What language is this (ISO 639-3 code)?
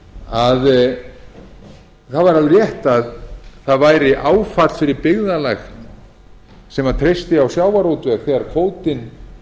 isl